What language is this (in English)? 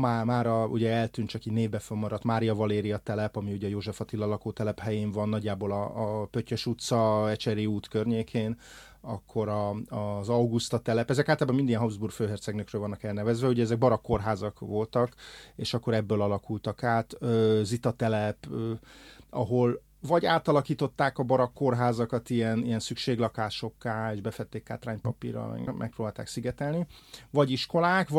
Hungarian